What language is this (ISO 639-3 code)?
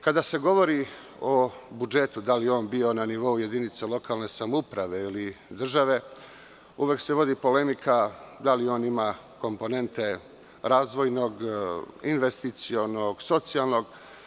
srp